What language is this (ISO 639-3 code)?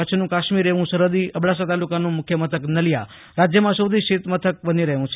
guj